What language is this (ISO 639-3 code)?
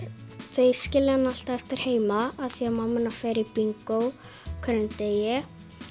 isl